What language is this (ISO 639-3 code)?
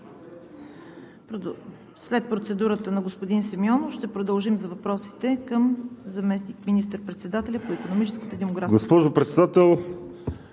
bul